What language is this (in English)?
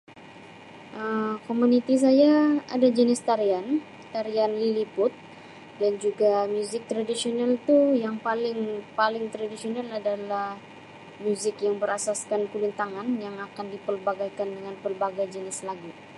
Sabah Malay